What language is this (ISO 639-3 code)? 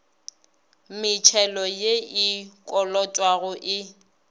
nso